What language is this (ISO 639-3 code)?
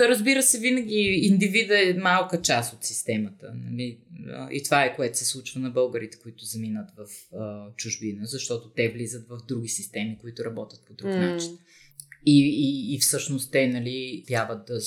bul